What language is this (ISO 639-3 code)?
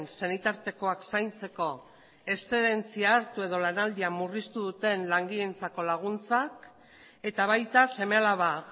eus